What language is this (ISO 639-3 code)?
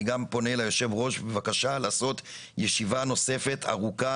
heb